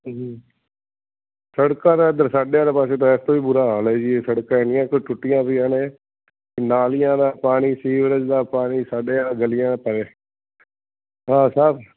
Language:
Punjabi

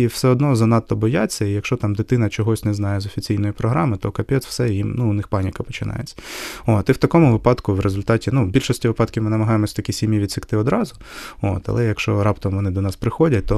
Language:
Ukrainian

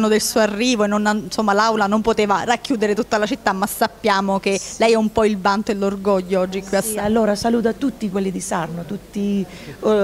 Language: Italian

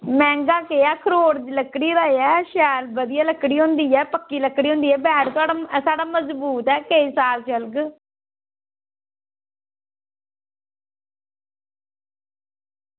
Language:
Dogri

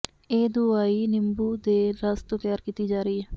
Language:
Punjabi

